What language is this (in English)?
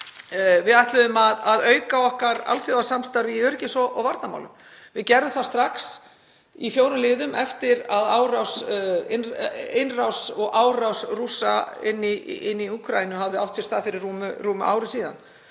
Icelandic